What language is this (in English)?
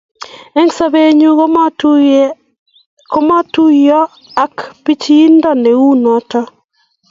Kalenjin